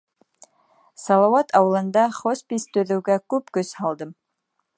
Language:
Bashkir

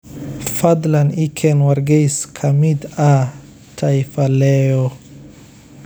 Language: Somali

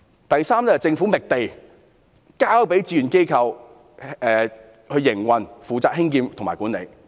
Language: Cantonese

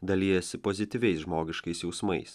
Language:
Lithuanian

